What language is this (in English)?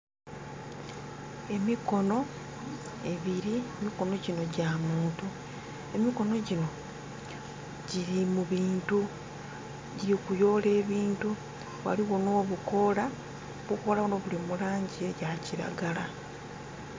Soga